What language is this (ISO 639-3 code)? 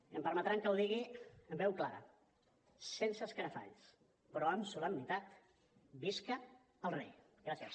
cat